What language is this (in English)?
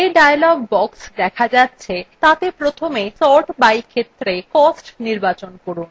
Bangla